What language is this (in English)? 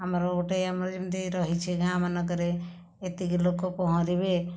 Odia